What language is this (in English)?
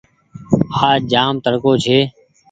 Goaria